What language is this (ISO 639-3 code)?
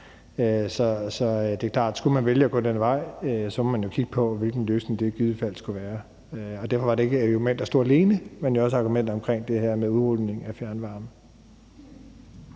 dan